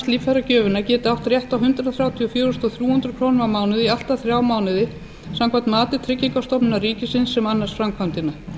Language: Icelandic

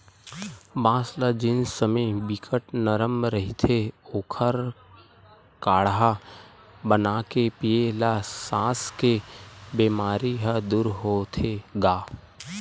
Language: Chhattisgarhi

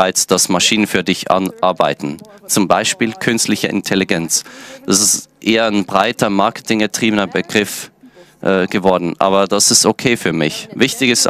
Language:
German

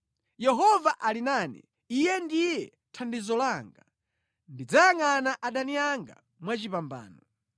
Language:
Nyanja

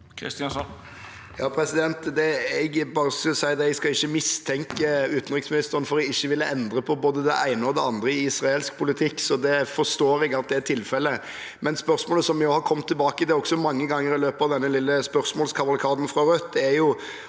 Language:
Norwegian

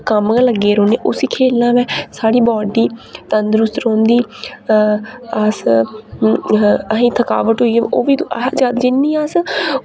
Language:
Dogri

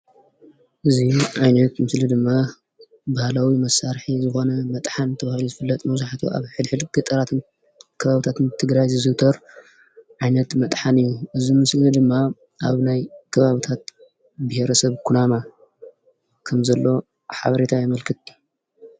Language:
Tigrinya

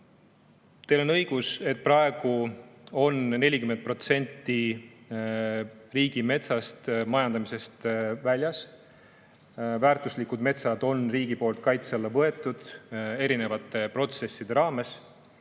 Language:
Estonian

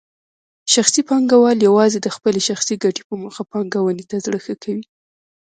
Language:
Pashto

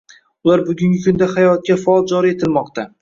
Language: Uzbek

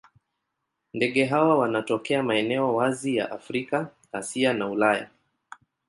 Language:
Swahili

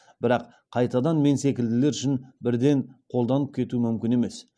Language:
Kazakh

